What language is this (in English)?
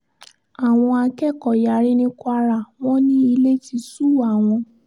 Yoruba